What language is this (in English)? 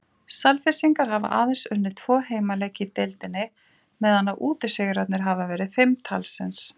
Icelandic